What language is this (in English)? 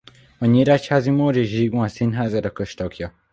Hungarian